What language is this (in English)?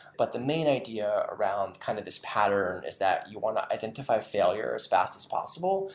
English